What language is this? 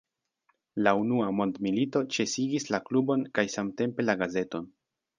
Esperanto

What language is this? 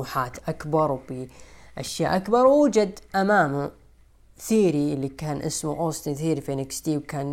Arabic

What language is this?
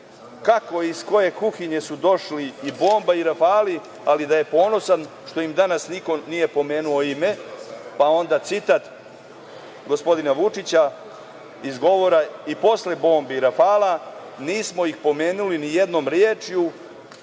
Serbian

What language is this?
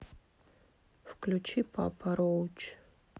Russian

